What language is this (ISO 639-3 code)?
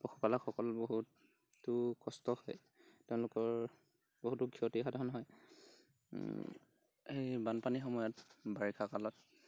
asm